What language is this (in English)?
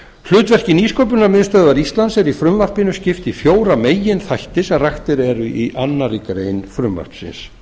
Icelandic